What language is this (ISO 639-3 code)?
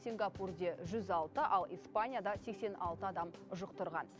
kaz